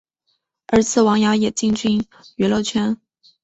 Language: Chinese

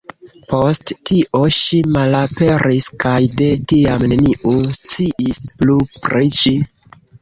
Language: Esperanto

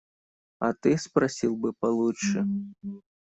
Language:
Russian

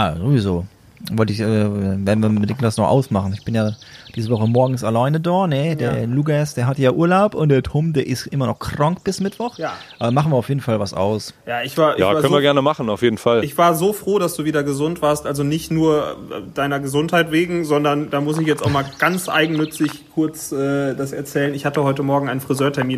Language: German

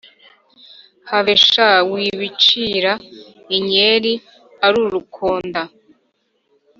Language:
Kinyarwanda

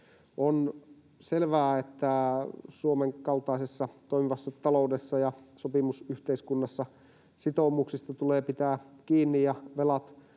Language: Finnish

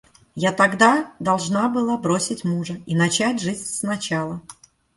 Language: Russian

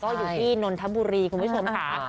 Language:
Thai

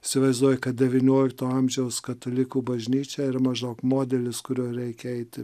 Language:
Lithuanian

